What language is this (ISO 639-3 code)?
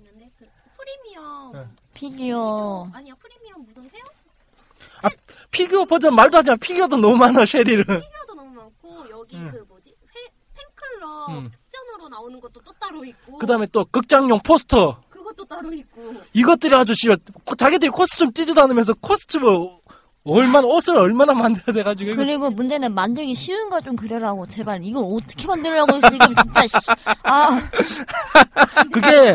kor